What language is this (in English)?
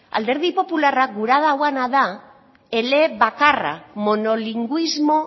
Basque